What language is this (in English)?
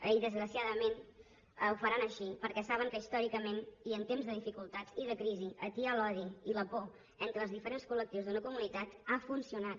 Catalan